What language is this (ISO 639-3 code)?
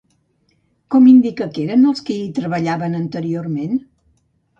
cat